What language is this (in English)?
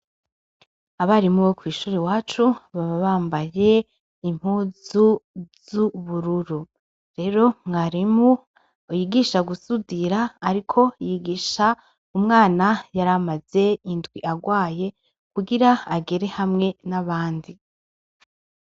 Rundi